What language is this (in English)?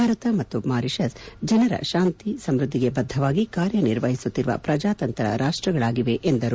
Kannada